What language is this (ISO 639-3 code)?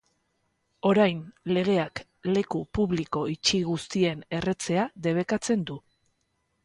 eus